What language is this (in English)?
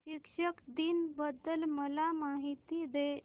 Marathi